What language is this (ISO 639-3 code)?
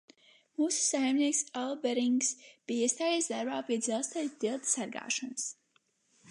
lav